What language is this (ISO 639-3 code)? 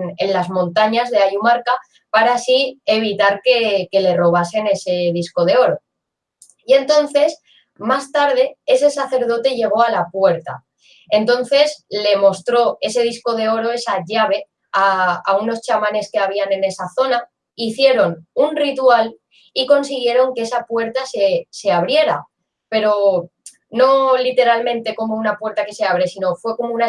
spa